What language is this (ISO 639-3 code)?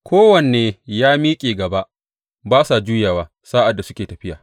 hau